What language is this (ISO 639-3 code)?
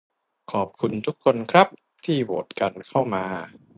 tha